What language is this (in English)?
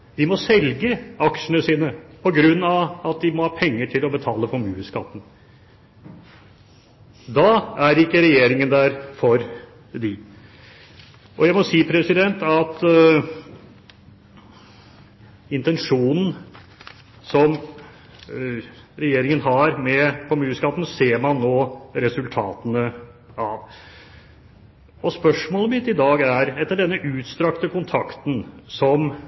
Norwegian Bokmål